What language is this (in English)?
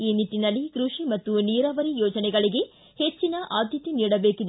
Kannada